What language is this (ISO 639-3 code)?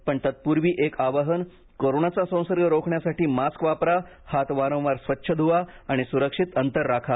mar